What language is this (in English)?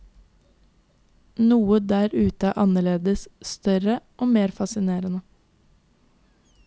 Norwegian